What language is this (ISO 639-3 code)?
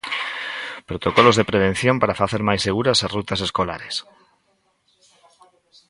glg